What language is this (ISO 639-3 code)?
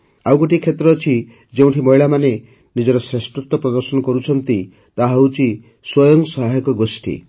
ori